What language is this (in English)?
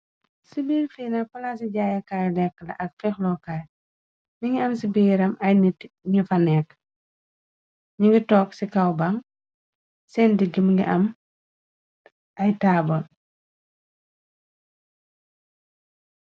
Wolof